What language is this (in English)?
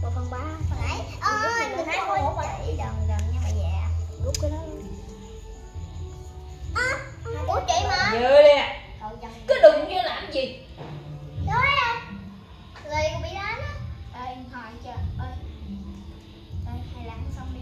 Vietnamese